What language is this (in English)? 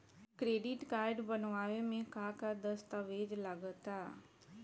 Bhojpuri